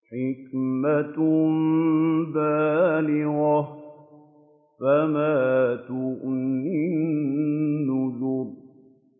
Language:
Arabic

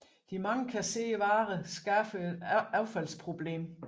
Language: Danish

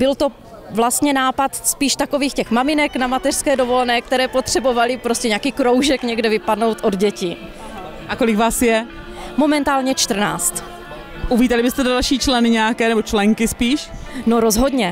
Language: Czech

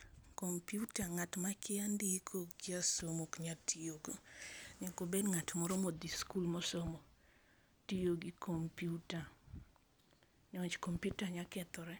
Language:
Luo (Kenya and Tanzania)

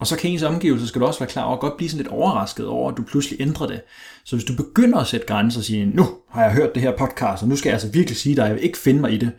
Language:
Danish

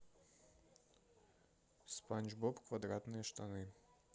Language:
Russian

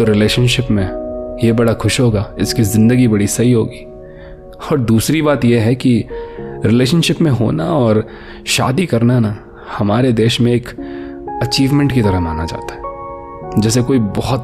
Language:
Hindi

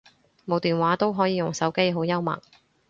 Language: Cantonese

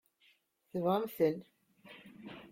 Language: Kabyle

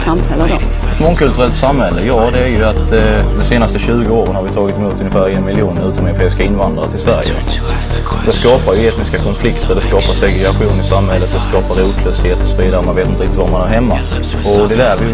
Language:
Swedish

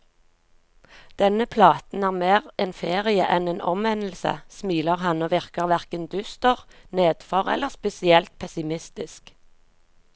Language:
Norwegian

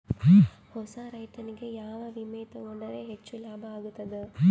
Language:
Kannada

